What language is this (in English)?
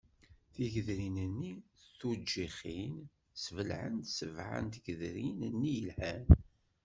Kabyle